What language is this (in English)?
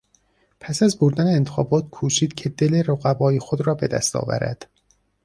Persian